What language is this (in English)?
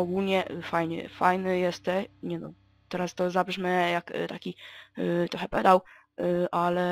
Polish